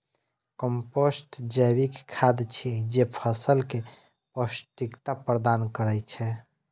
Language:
Maithili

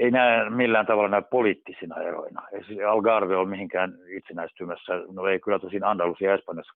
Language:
Finnish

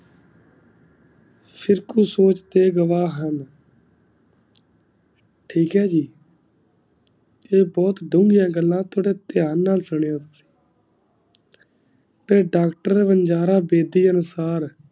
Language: Punjabi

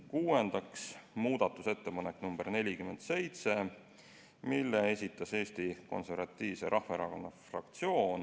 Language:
Estonian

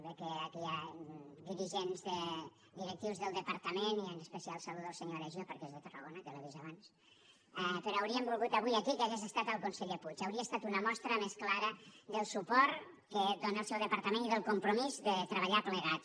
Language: Catalan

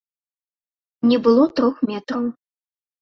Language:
Belarusian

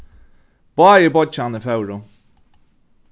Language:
Faroese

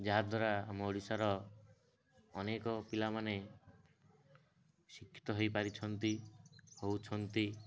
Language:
Odia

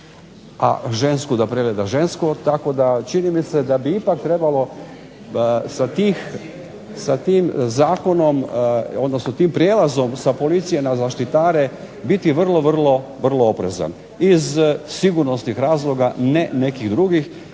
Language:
Croatian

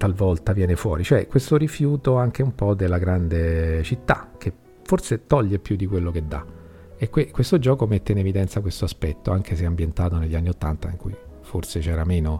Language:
Italian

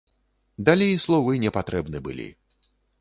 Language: Belarusian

